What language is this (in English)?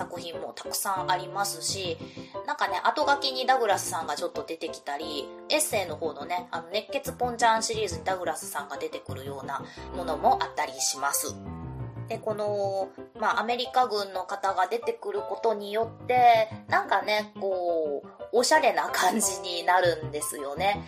Japanese